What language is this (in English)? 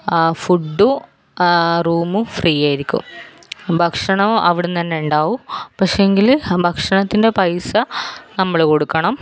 Malayalam